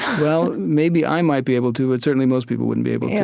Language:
English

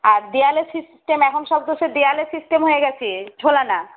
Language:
Bangla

